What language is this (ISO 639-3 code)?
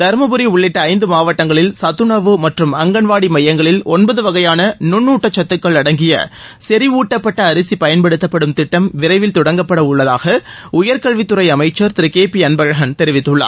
tam